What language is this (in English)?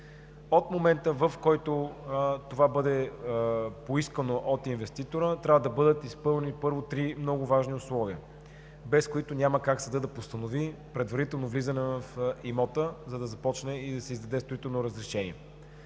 Bulgarian